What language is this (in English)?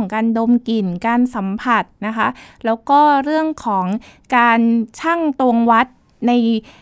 Thai